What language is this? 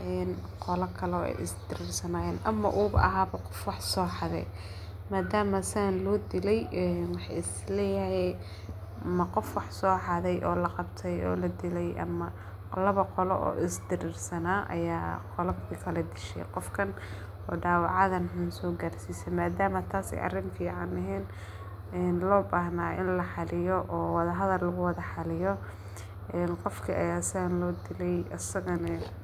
Somali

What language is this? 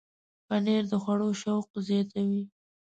Pashto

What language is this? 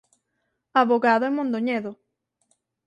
Galician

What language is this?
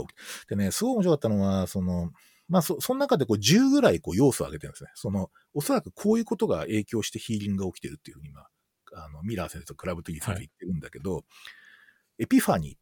Japanese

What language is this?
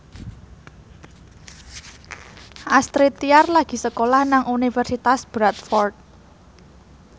Javanese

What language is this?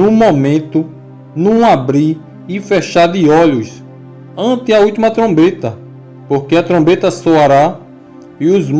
Portuguese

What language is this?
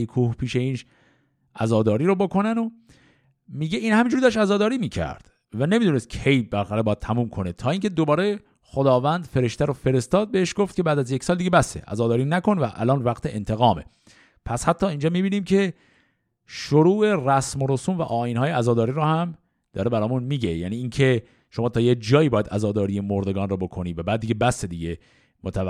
Persian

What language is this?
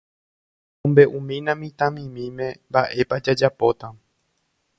Guarani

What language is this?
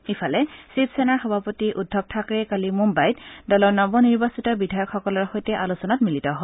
Assamese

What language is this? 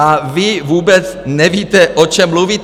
Czech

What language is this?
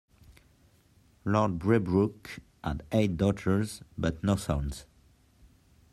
English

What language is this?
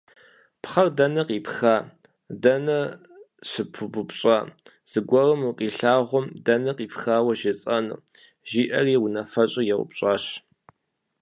Kabardian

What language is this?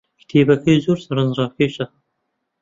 Central Kurdish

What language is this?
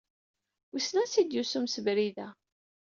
Kabyle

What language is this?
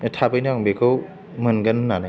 Bodo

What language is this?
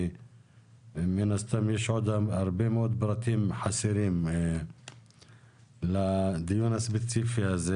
Hebrew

